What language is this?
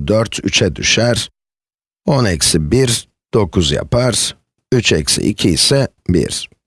Turkish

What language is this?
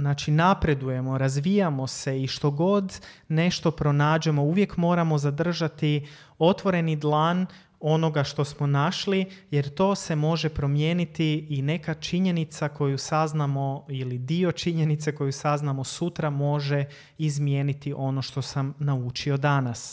Croatian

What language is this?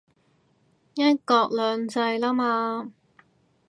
Cantonese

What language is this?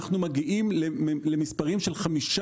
Hebrew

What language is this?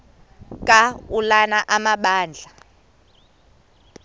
Xhosa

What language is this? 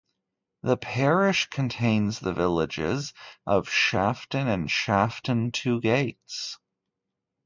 English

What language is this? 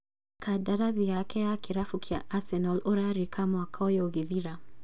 Kikuyu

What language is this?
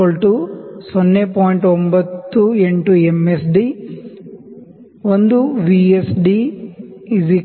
Kannada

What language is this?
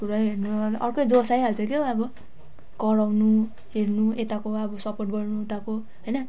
Nepali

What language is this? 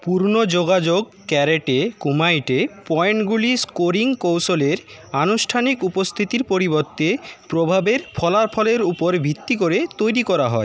Bangla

